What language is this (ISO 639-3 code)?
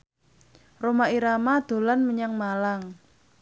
jav